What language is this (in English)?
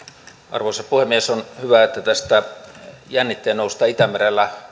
Finnish